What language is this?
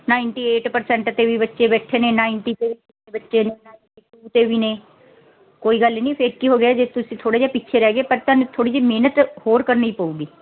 Punjabi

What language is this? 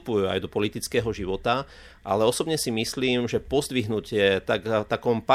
Slovak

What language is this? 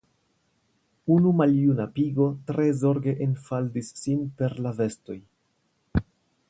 Esperanto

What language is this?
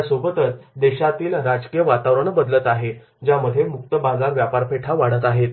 Marathi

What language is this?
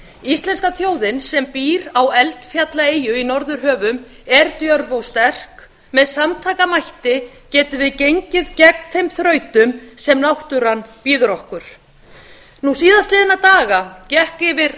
Icelandic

